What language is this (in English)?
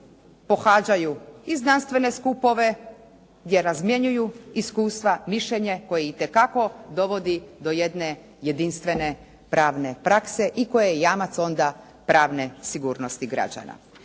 Croatian